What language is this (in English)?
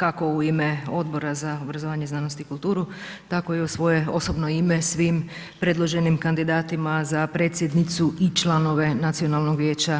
Croatian